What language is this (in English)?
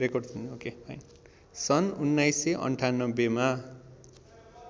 Nepali